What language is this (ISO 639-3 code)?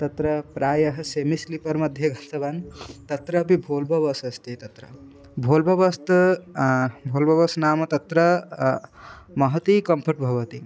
san